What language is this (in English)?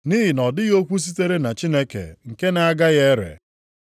Igbo